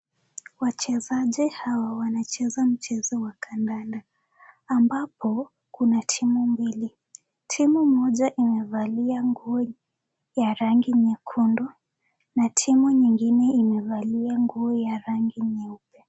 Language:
Swahili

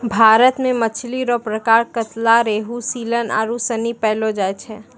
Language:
Maithili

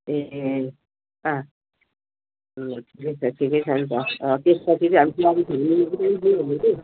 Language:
Nepali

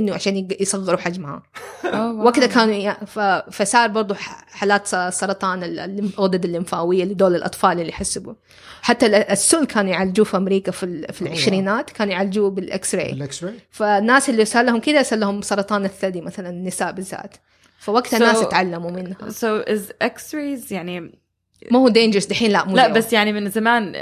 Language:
Arabic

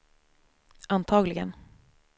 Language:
Swedish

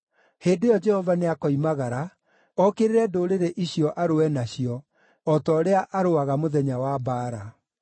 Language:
Kikuyu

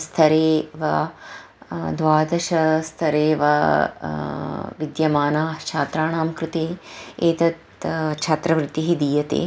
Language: Sanskrit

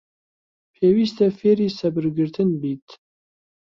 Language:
Central Kurdish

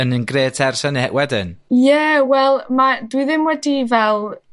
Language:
Welsh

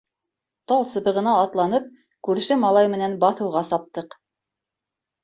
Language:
Bashkir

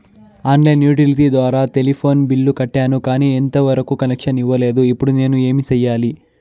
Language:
Telugu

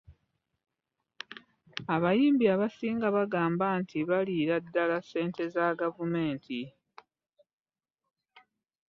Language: Ganda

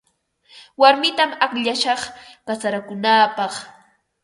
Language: Ambo-Pasco Quechua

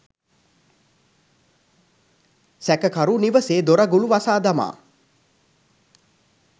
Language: Sinhala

